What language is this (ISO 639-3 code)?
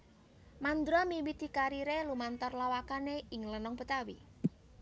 jav